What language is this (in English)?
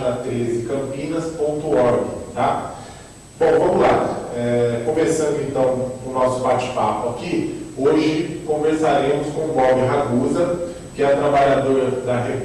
Portuguese